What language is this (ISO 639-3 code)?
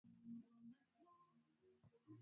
swa